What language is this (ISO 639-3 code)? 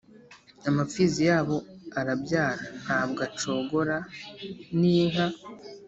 kin